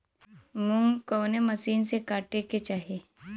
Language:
Bhojpuri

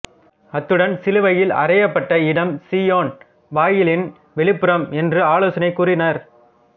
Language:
Tamil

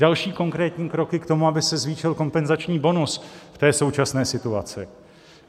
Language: Czech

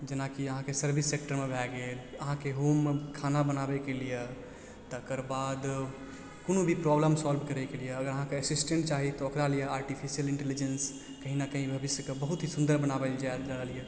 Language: Maithili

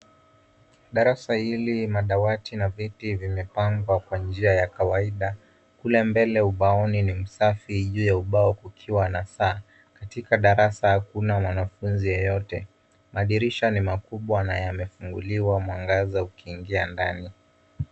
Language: Swahili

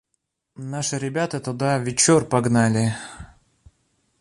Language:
Russian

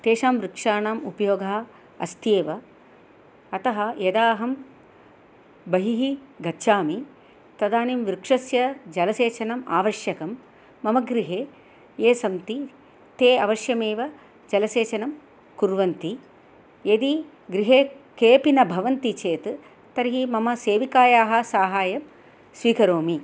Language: Sanskrit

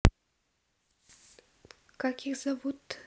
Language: Russian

